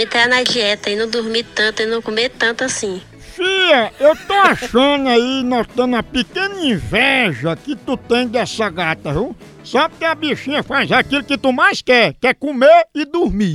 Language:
Portuguese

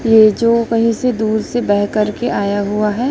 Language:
Hindi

